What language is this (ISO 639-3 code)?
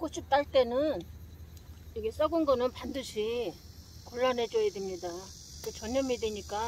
kor